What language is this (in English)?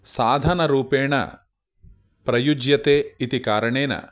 Sanskrit